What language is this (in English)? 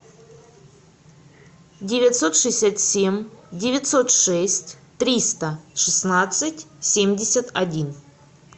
Russian